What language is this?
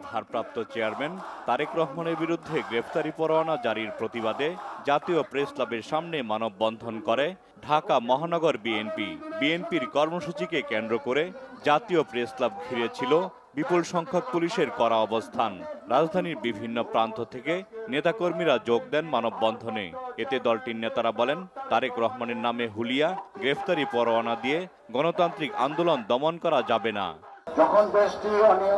Hindi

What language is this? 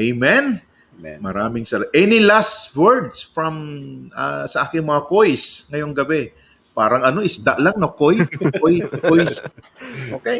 Filipino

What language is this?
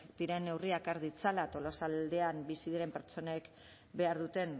Basque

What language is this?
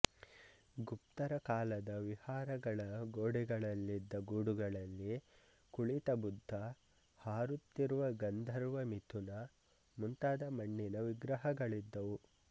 Kannada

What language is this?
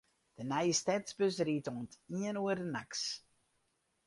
Western Frisian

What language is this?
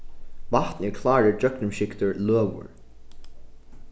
Faroese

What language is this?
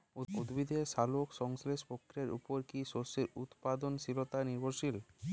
Bangla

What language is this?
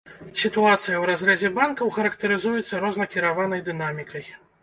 Belarusian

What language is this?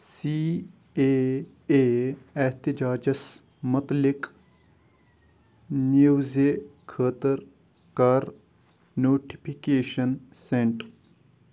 Kashmiri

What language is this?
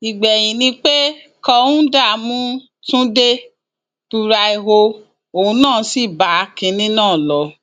Yoruba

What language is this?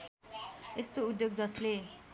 Nepali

